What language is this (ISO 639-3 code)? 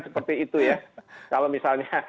ind